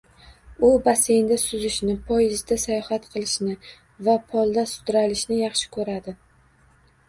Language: Uzbek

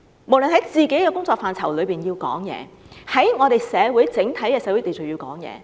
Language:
Cantonese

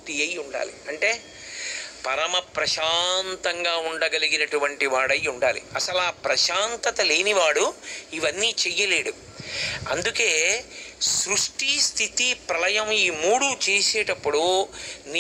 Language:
Telugu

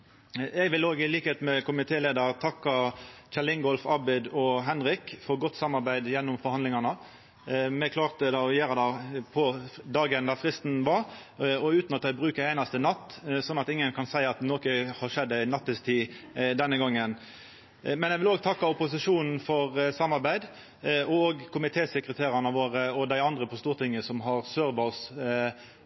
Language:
Norwegian Nynorsk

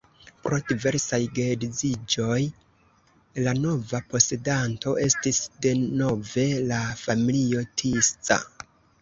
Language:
Esperanto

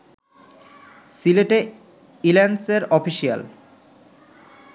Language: Bangla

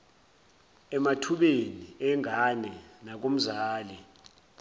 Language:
Zulu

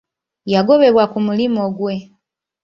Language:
Ganda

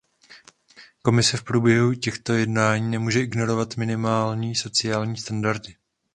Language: Czech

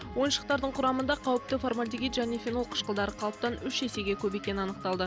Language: Kazakh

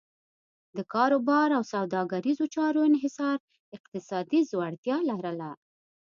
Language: Pashto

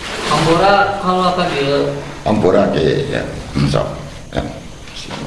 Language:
Indonesian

